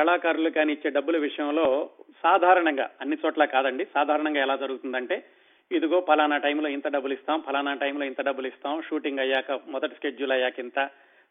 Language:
Telugu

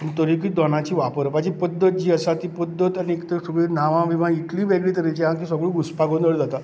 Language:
Konkani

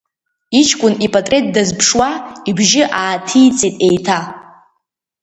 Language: Abkhazian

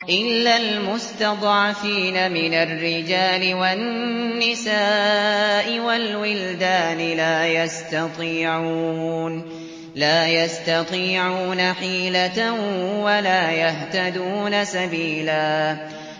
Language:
Arabic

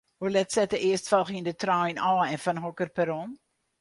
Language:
Western Frisian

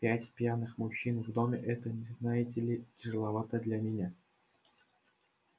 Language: Russian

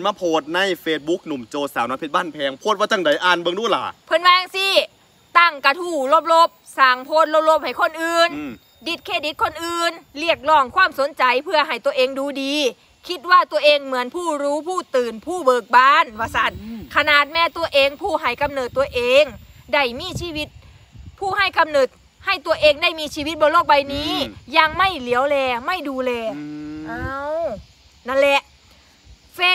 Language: Thai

